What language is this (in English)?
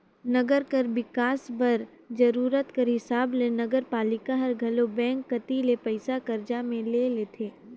Chhattisgarhi